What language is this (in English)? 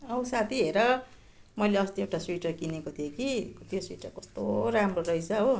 Nepali